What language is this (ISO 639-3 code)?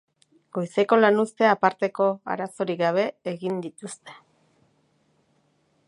eus